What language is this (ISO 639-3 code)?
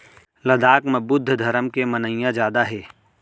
hne